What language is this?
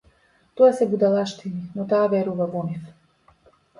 Macedonian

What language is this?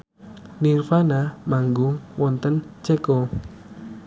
Javanese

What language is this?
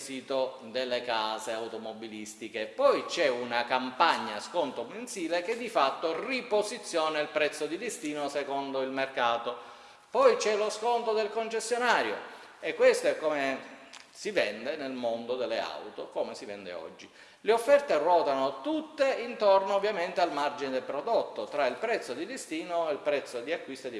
Italian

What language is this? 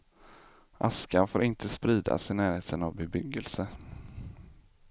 Swedish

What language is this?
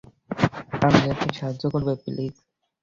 Bangla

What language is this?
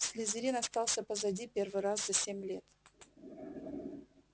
Russian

